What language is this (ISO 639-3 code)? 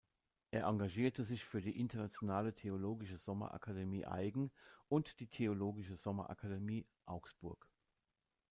deu